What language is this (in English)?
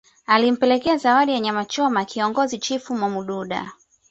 Swahili